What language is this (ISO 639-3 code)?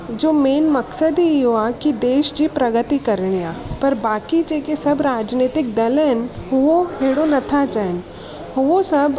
snd